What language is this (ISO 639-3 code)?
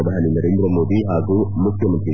kan